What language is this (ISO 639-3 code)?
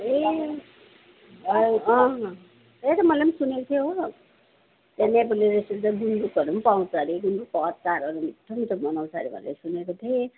nep